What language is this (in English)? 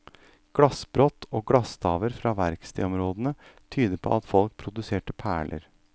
Norwegian